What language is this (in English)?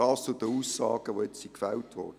Swiss German